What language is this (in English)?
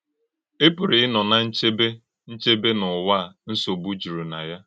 Igbo